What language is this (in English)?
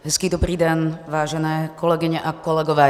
Czech